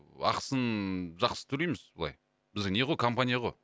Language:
Kazakh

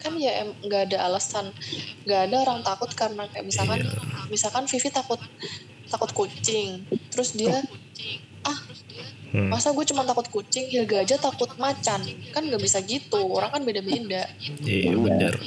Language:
Indonesian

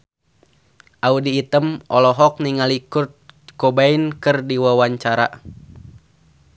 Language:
Sundanese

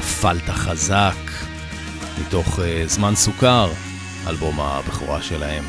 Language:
Hebrew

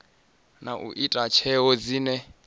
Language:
Venda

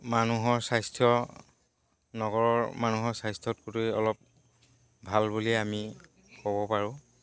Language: Assamese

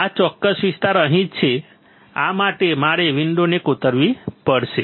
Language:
Gujarati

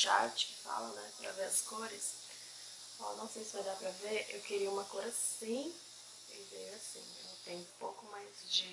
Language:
Portuguese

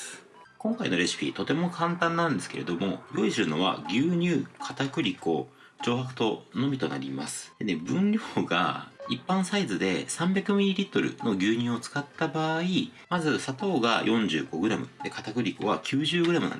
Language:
Japanese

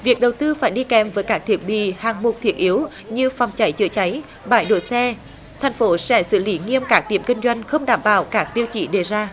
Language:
Vietnamese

